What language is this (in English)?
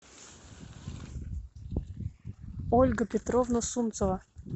Russian